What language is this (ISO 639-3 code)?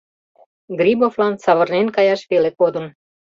chm